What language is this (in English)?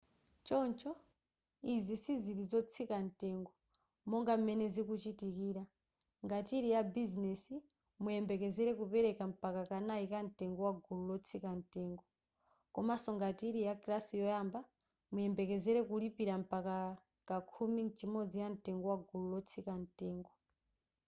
Nyanja